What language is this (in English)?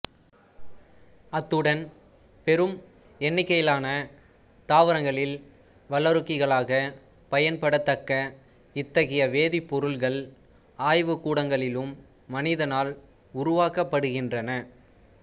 Tamil